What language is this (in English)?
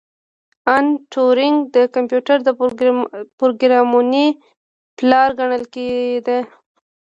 Pashto